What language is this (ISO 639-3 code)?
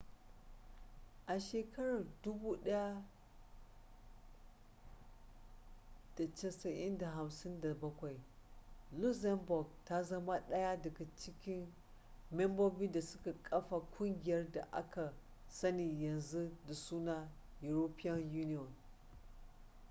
hau